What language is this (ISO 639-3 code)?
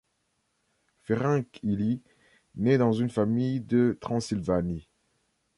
fra